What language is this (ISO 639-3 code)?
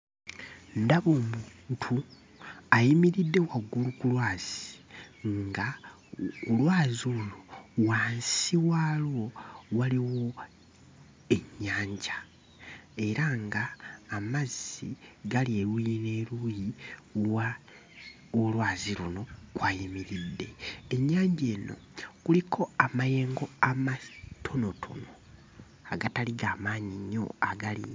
lug